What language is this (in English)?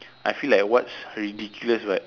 English